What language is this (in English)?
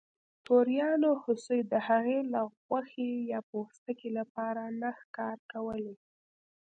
Pashto